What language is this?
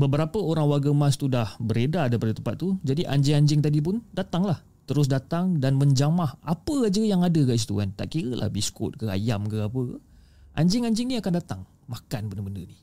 Malay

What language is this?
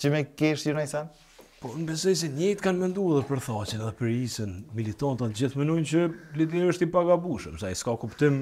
Romanian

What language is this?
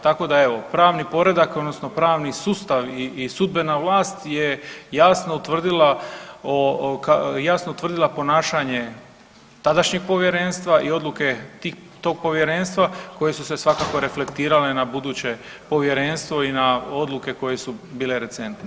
Croatian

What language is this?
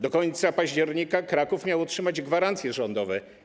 Polish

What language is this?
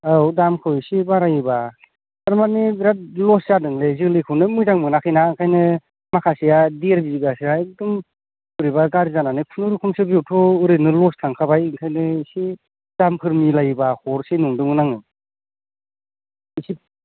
Bodo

